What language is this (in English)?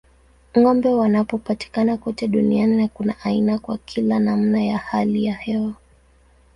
Swahili